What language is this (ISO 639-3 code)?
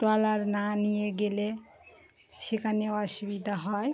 ben